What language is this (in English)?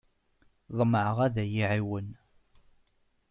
Kabyle